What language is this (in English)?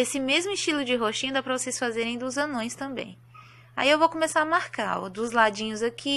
Portuguese